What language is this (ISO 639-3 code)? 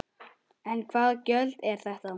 isl